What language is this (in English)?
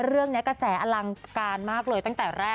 Thai